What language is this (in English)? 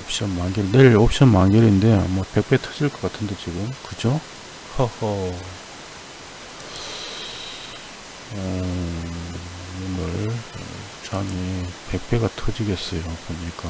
Korean